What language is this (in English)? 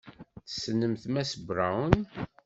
Kabyle